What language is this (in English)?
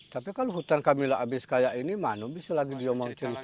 Indonesian